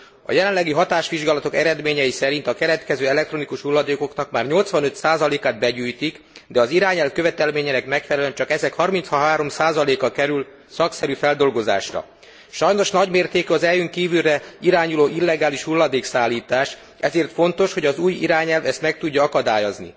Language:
Hungarian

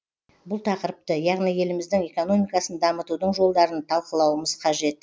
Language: Kazakh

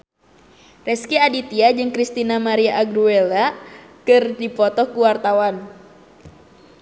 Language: Sundanese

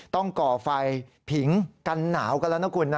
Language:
Thai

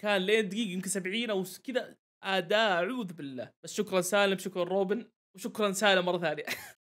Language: Arabic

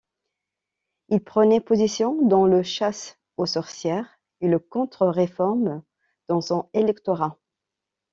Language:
French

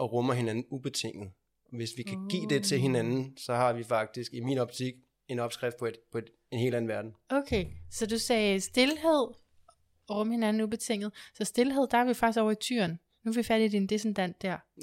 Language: Danish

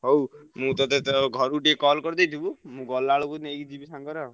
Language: Odia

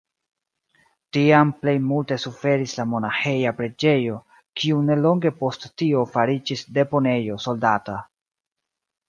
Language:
Esperanto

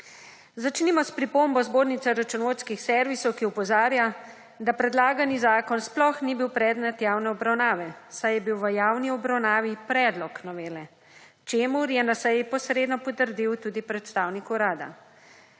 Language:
Slovenian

